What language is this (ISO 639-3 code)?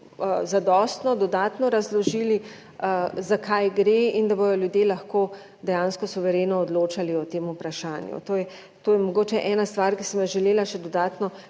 slv